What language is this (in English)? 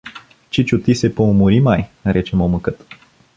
Bulgarian